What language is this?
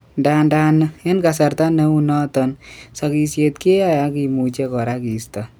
Kalenjin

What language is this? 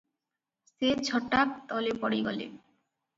Odia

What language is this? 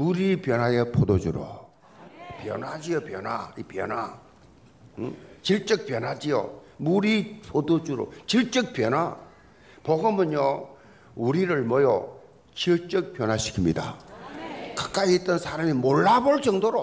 Korean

